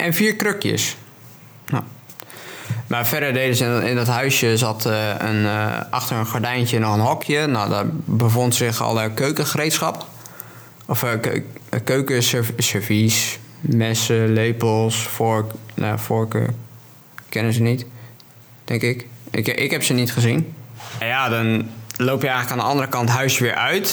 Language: Dutch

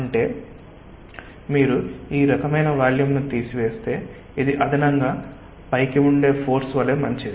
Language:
Telugu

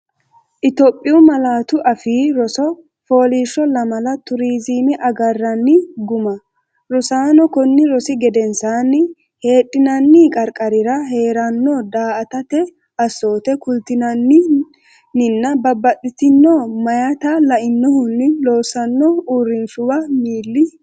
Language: Sidamo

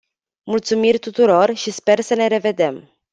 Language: Romanian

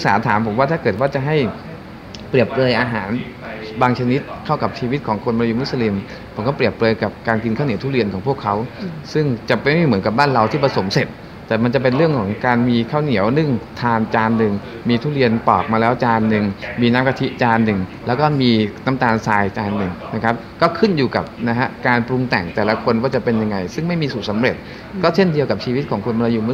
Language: Thai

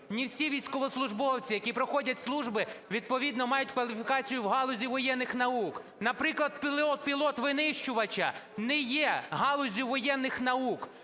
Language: Ukrainian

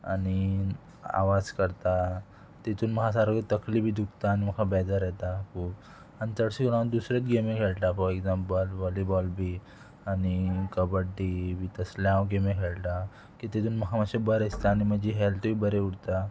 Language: Konkani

